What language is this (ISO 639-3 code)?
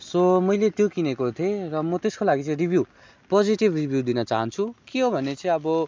nep